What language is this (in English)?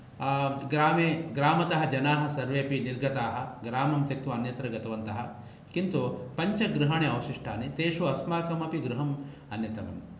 Sanskrit